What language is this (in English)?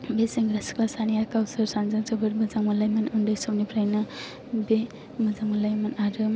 Bodo